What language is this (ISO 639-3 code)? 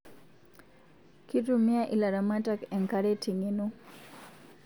mas